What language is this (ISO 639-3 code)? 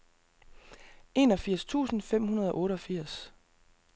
dan